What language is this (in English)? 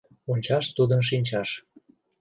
Mari